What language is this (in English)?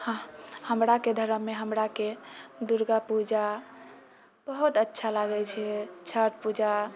Maithili